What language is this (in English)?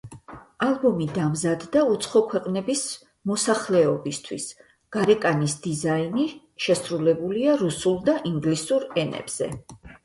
Georgian